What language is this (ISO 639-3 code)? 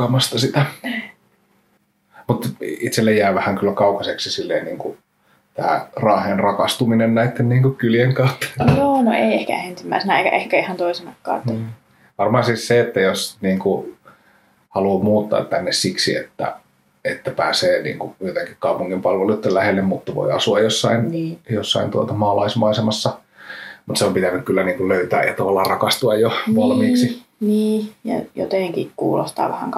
fin